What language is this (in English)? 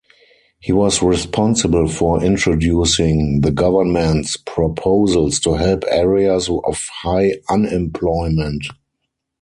English